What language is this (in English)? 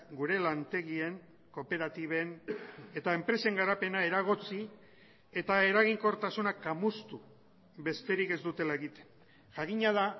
Basque